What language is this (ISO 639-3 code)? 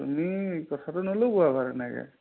asm